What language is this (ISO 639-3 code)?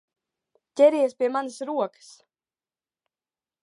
lav